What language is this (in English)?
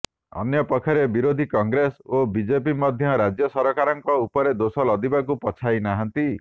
Odia